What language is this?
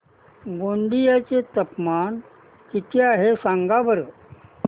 Marathi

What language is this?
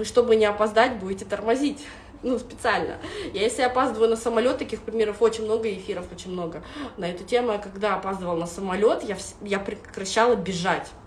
Russian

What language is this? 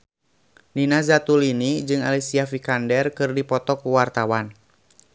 Sundanese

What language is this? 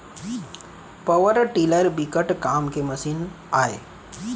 Chhattisgarhi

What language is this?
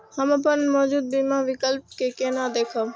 Maithili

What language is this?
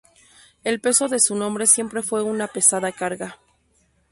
Spanish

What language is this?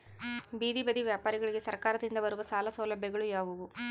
Kannada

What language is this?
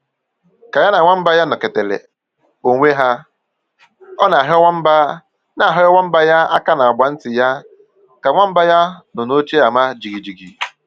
Igbo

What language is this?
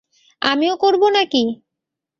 Bangla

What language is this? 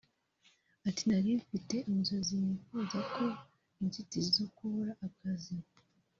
Kinyarwanda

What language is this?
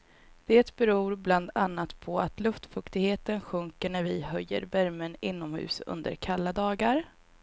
Swedish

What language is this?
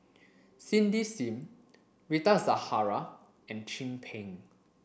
English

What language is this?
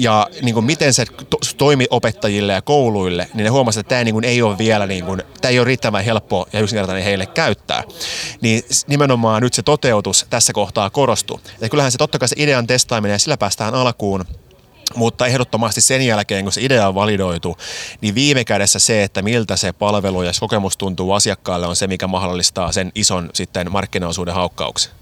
Finnish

